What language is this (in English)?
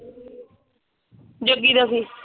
Punjabi